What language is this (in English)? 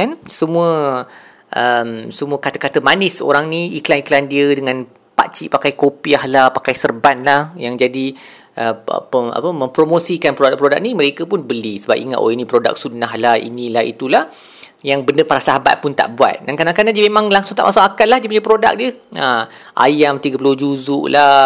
Malay